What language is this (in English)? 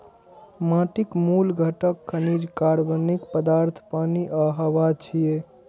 Maithili